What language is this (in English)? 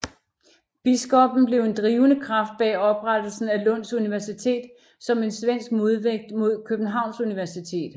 Danish